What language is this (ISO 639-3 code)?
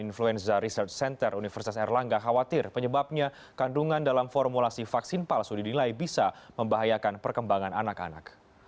ind